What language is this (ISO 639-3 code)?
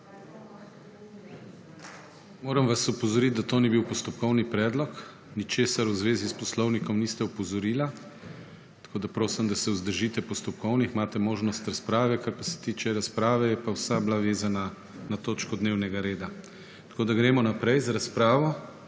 slv